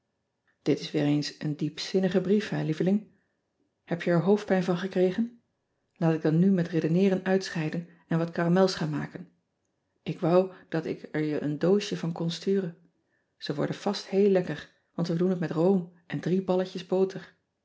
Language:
Dutch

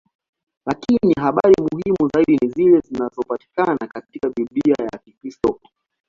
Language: Swahili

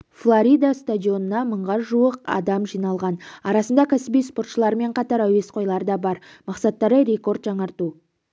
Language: Kazakh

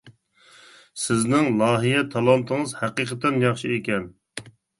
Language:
Uyghur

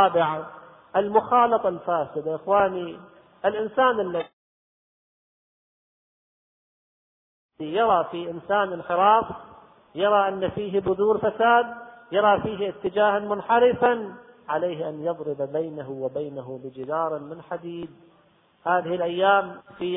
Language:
Arabic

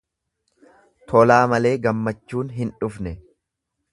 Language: Oromo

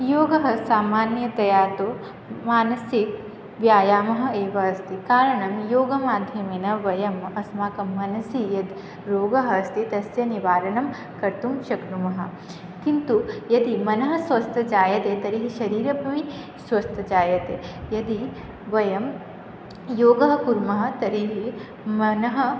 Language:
Sanskrit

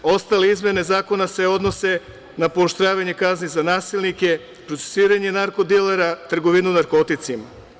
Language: Serbian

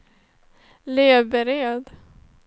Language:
Swedish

